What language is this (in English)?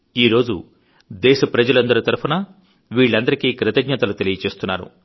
Telugu